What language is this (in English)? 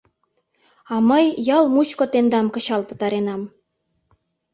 Mari